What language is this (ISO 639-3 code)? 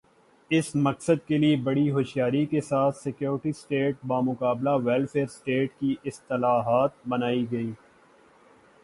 urd